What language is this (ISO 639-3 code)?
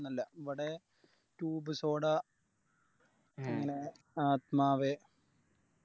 mal